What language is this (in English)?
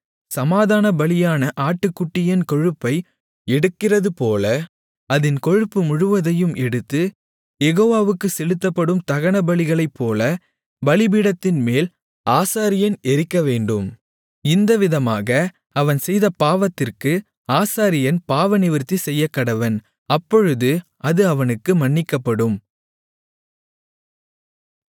Tamil